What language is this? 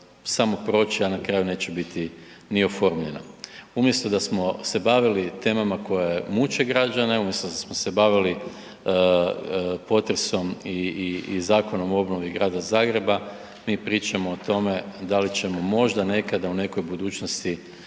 Croatian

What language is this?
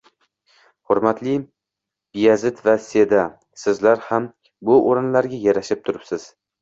Uzbek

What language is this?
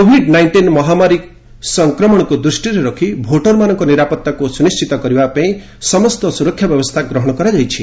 Odia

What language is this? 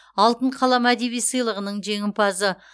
Kazakh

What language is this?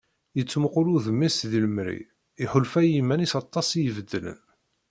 Kabyle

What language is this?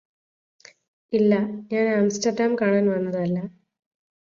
Malayalam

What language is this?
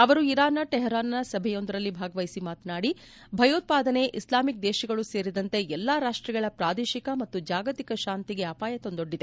Kannada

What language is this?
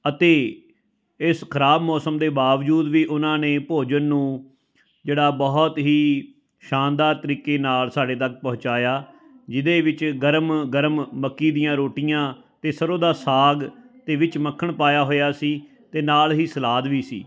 Punjabi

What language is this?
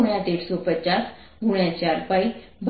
Gujarati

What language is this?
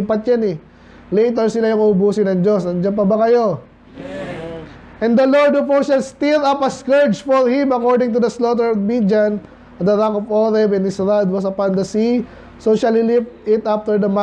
Filipino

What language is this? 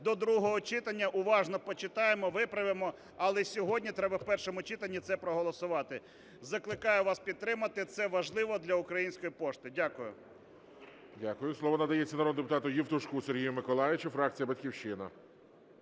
Ukrainian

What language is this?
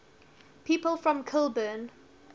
English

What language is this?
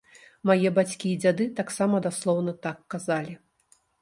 Belarusian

